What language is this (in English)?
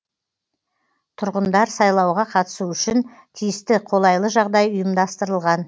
Kazakh